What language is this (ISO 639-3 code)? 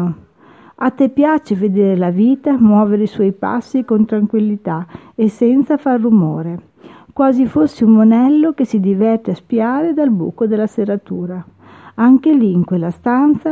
ita